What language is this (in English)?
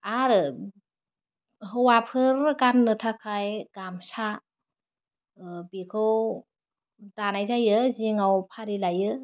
Bodo